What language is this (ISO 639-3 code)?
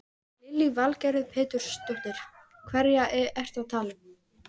isl